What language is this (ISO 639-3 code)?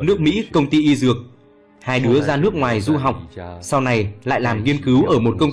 vie